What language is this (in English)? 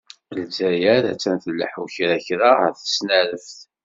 Kabyle